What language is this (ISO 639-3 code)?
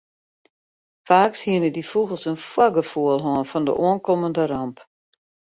fry